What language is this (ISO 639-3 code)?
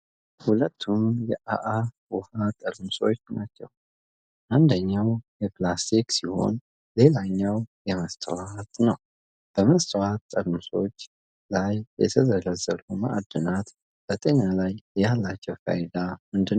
amh